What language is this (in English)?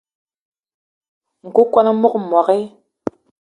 Eton (Cameroon)